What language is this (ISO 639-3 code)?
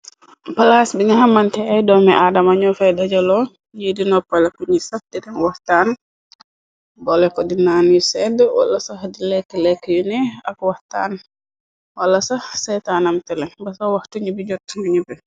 wol